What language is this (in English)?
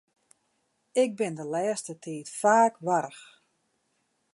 Western Frisian